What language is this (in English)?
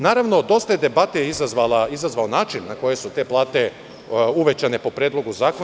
Serbian